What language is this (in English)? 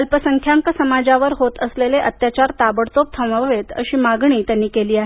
Marathi